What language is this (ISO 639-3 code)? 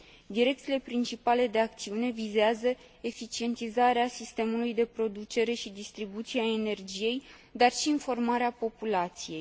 ron